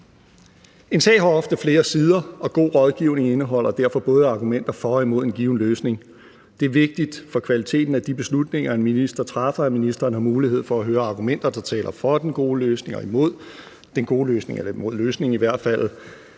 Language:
Danish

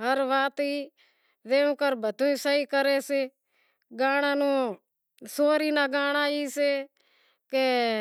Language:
Wadiyara Koli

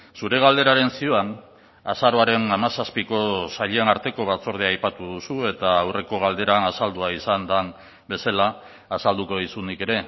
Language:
Basque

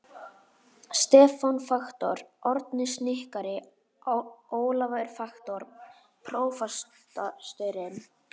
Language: Icelandic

